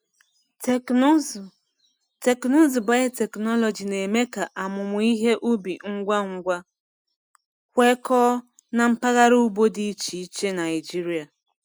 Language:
Igbo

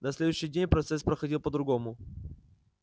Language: Russian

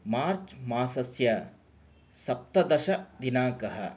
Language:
Sanskrit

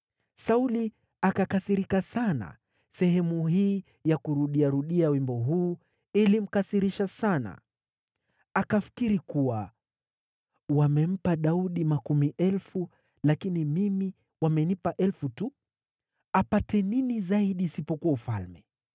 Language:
Swahili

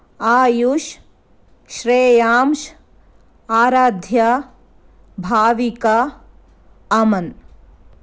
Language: Kannada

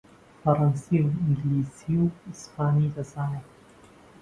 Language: Central Kurdish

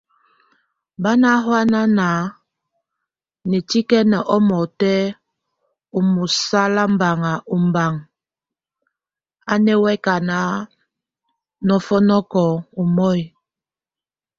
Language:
Tunen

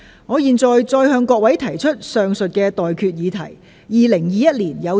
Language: Cantonese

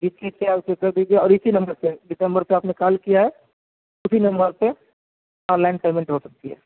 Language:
Urdu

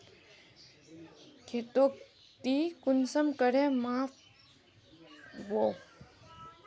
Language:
Magahi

